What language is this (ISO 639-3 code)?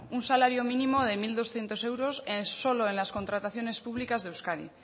spa